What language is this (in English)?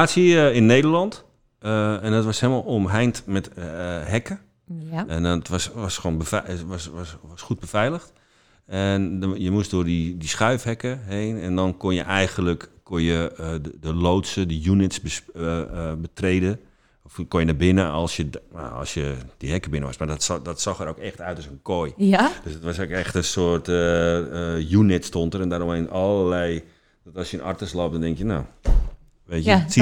Dutch